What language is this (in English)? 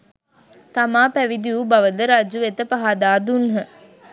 Sinhala